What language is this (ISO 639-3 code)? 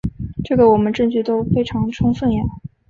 zho